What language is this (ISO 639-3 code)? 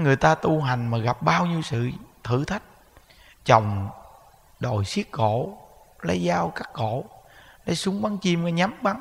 vie